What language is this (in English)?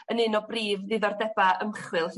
Welsh